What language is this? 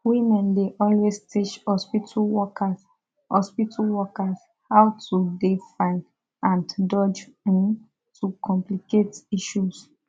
Nigerian Pidgin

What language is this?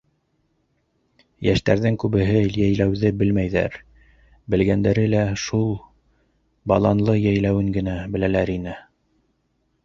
Bashkir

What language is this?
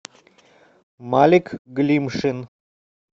Russian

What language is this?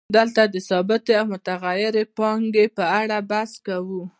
Pashto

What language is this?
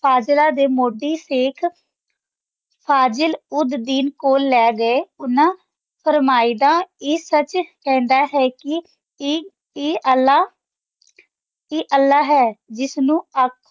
Punjabi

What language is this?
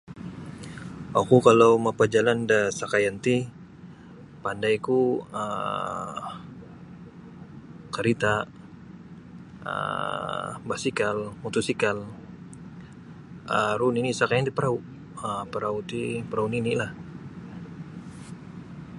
Sabah Bisaya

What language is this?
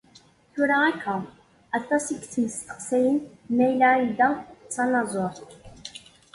Kabyle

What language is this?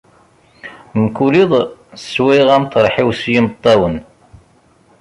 Kabyle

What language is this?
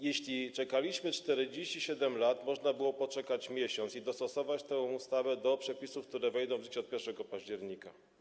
Polish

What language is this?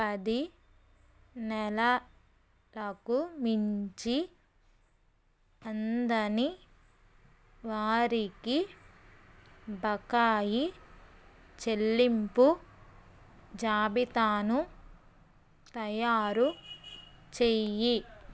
Telugu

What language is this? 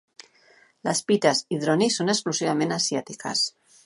Catalan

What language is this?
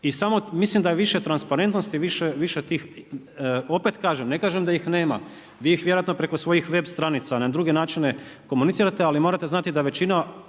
Croatian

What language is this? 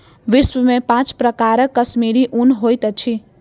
Maithili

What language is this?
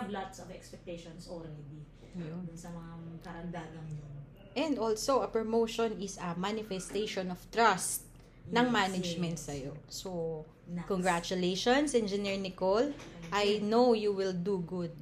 Filipino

